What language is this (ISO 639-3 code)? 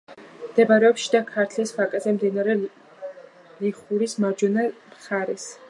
kat